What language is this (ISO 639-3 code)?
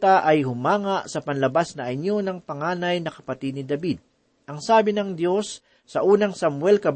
fil